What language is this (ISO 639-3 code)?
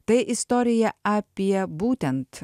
lit